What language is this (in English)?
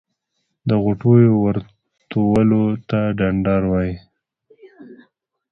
Pashto